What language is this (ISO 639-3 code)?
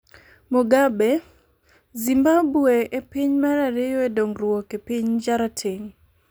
luo